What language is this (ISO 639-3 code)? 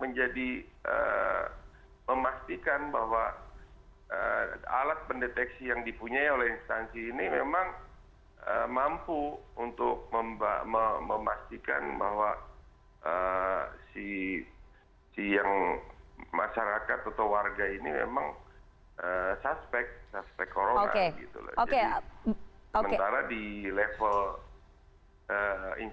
ind